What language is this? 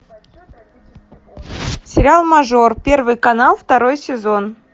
Russian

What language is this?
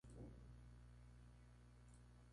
Spanish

